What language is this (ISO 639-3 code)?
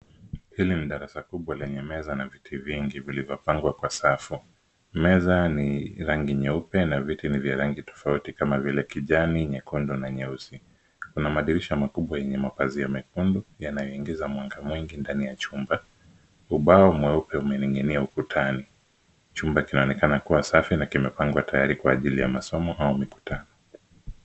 swa